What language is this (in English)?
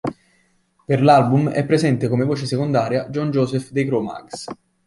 Italian